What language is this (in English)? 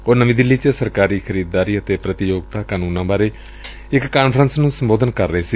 Punjabi